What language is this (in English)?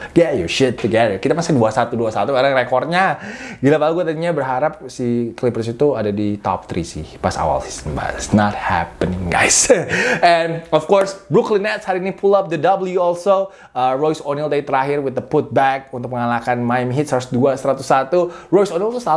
Indonesian